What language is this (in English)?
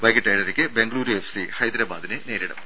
Malayalam